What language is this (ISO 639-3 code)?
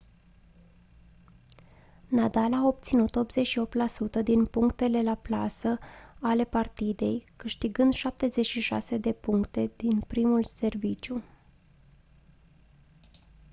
ron